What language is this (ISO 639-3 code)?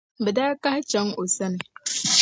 dag